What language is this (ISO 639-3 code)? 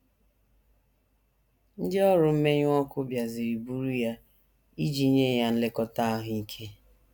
ibo